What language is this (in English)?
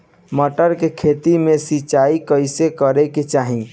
Bhojpuri